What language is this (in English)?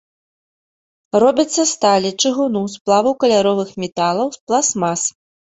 Belarusian